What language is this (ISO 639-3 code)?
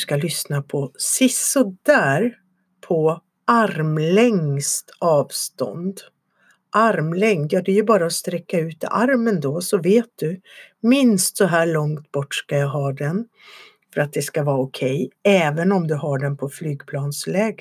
swe